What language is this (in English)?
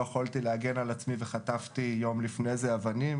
Hebrew